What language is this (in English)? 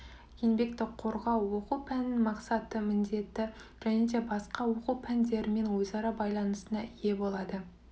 Kazakh